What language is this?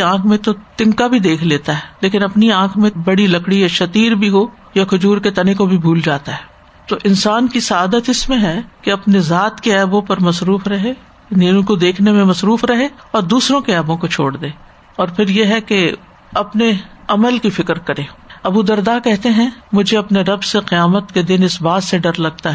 Urdu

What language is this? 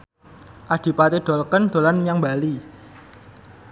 Javanese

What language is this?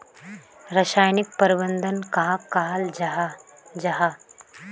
Magahi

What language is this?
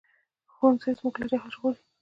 Pashto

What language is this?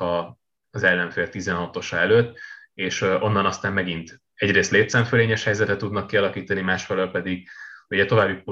Hungarian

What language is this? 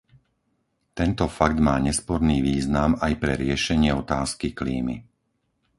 Slovak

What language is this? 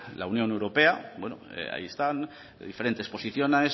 Spanish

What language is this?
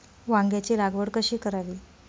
Marathi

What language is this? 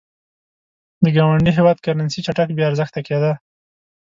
Pashto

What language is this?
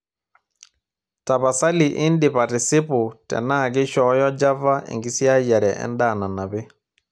Masai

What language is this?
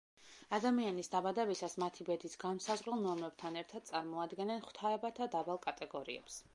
Georgian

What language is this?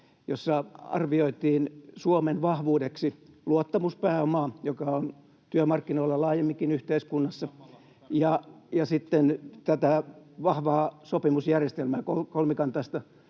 Finnish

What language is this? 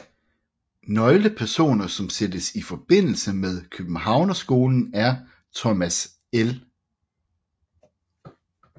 Danish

